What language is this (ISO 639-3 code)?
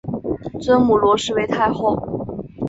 zho